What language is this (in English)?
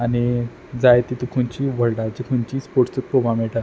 Konkani